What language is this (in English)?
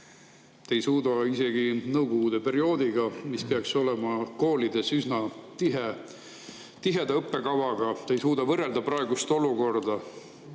Estonian